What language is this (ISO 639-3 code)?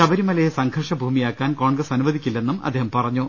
mal